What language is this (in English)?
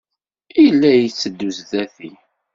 Kabyle